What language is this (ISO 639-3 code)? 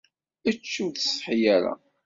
kab